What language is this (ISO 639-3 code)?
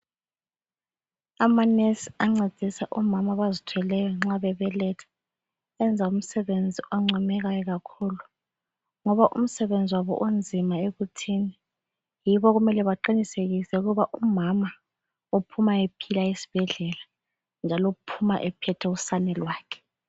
nde